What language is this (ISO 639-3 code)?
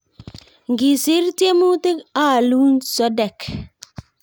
kln